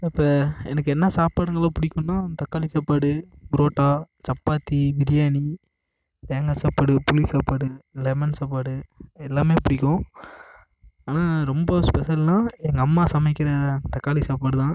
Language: Tamil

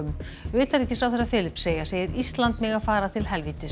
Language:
Icelandic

